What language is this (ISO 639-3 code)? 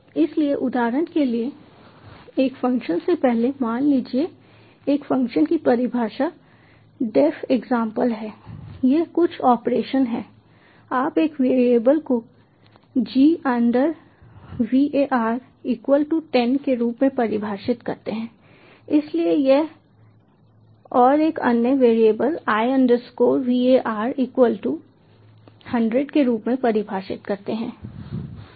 hin